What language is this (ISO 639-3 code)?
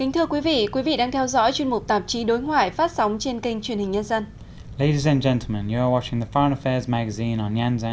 vie